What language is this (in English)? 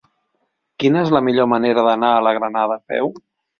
Catalan